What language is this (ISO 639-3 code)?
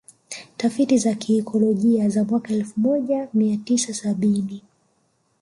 swa